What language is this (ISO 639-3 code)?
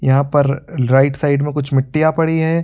hin